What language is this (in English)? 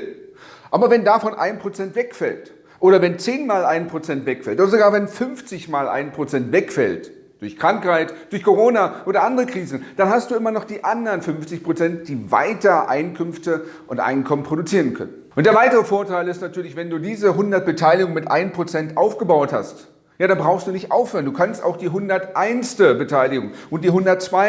German